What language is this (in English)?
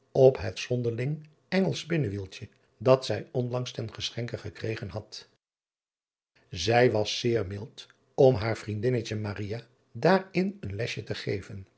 Dutch